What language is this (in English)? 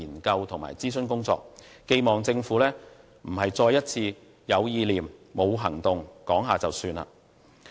Cantonese